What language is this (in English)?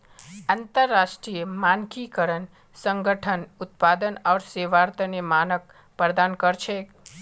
Magahi